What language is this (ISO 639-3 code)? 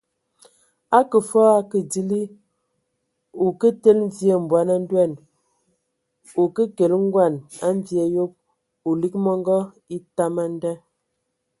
ewo